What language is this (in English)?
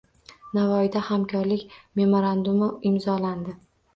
Uzbek